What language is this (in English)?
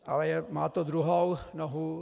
Czech